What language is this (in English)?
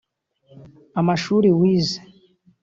Kinyarwanda